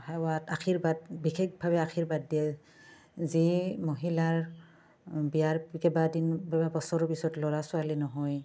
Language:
Assamese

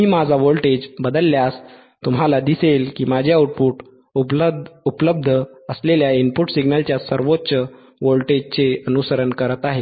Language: Marathi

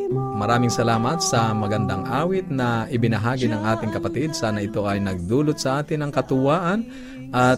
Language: Filipino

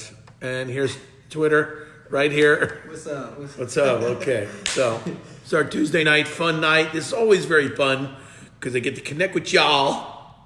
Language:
English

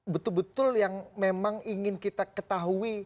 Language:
Indonesian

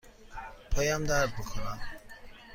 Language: Persian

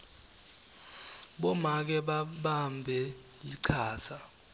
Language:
Swati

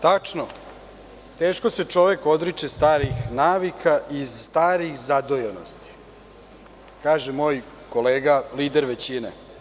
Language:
Serbian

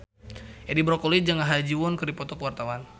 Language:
Sundanese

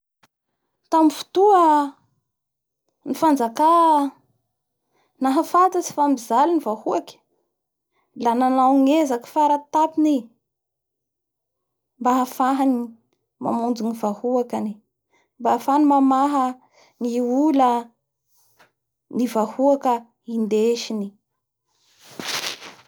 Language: Bara Malagasy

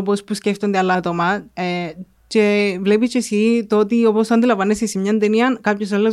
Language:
Greek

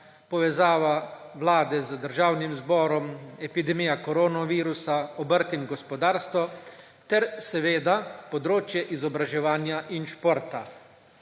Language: Slovenian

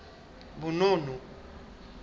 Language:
Southern Sotho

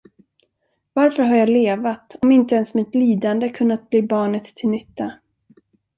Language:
Swedish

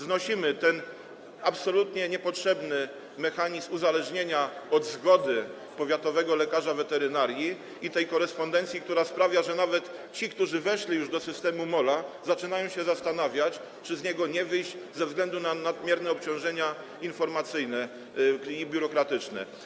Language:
Polish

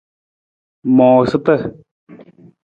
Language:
Nawdm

